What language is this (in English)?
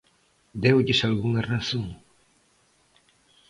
Galician